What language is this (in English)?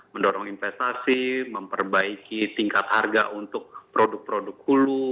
Indonesian